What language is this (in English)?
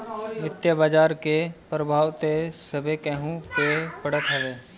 Bhojpuri